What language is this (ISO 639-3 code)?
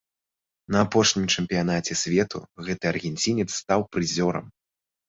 bel